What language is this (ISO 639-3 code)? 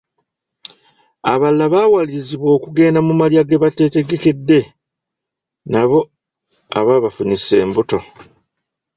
lug